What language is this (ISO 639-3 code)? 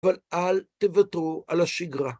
heb